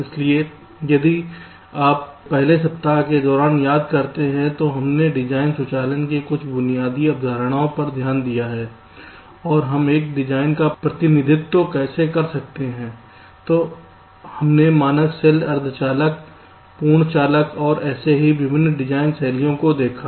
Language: Hindi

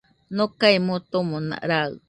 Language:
Nüpode Huitoto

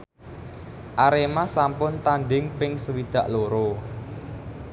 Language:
Javanese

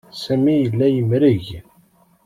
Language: Kabyle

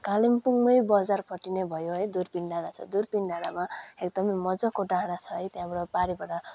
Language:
Nepali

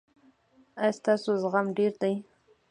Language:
Pashto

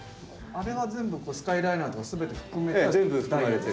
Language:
Japanese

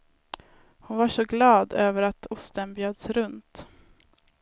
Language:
Swedish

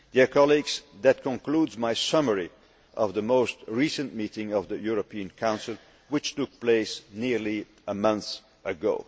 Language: English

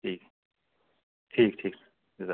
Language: Urdu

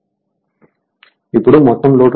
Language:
Telugu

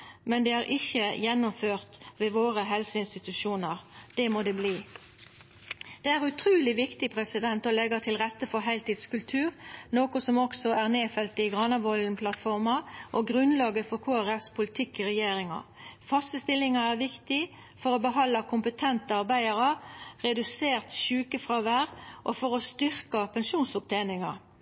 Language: Norwegian Nynorsk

